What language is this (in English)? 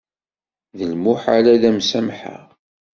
Kabyle